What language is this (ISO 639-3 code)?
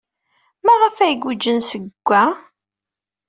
kab